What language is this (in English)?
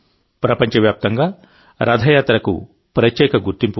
Telugu